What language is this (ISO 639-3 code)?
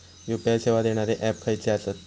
mar